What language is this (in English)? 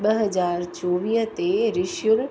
Sindhi